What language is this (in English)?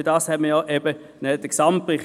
Swiss German